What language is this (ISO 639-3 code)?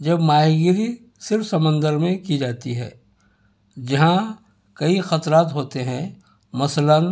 urd